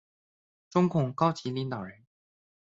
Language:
Chinese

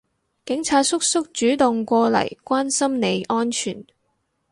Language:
Cantonese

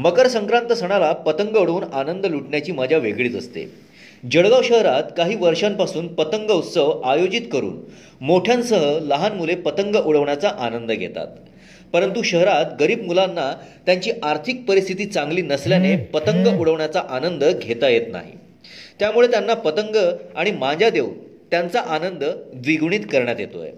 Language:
Marathi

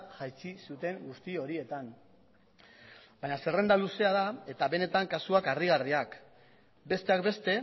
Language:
Basque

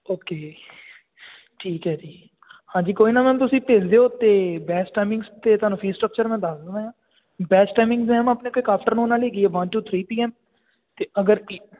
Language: Punjabi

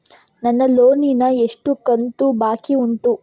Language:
Kannada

